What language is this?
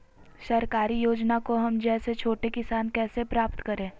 Magahi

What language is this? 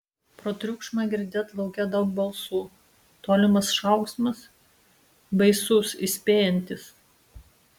Lithuanian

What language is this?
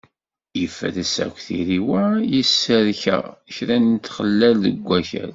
Kabyle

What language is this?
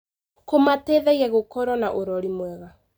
Kikuyu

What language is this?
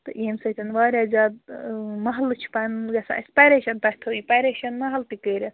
Kashmiri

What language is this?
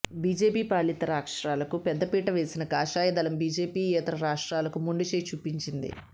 Telugu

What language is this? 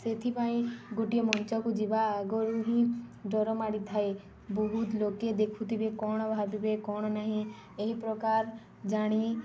Odia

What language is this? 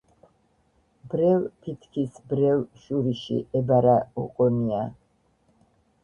Georgian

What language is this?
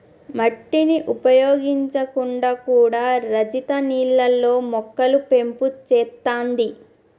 Telugu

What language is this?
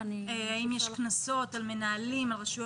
Hebrew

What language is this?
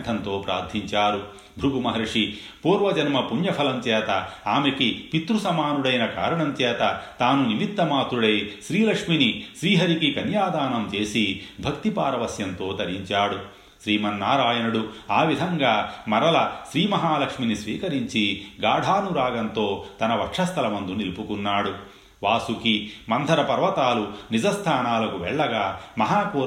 Telugu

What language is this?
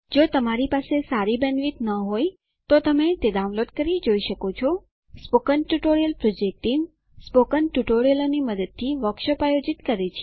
Gujarati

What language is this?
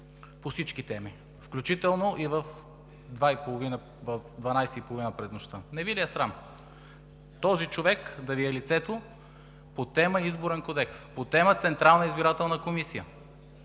Bulgarian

